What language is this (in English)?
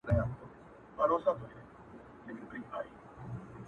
Pashto